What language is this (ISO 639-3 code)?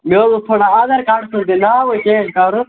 kas